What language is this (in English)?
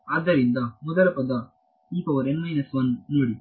Kannada